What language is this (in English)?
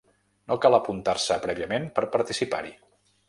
Catalan